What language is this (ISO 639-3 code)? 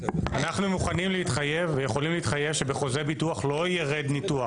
heb